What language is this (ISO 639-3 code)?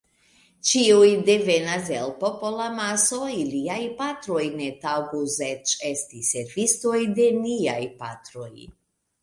epo